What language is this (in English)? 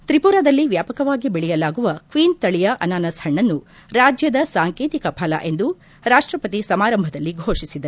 Kannada